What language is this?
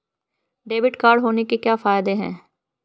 Hindi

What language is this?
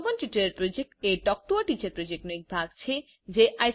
Gujarati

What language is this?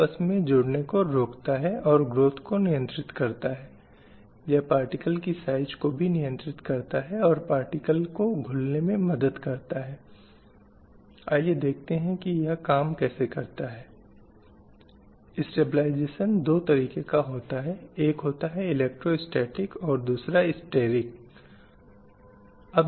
Hindi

